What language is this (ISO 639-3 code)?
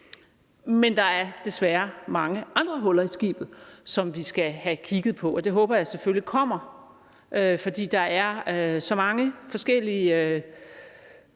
dan